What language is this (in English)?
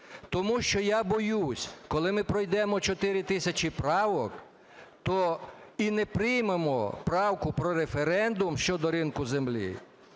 Ukrainian